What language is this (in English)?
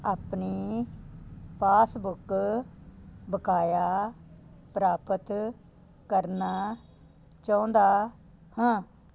Punjabi